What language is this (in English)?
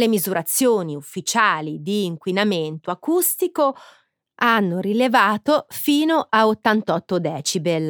Italian